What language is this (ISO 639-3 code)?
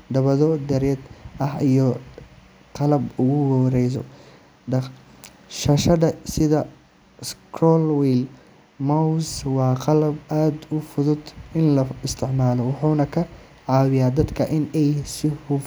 som